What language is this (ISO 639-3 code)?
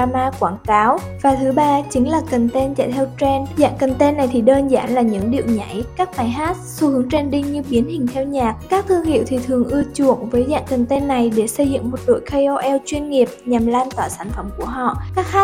vie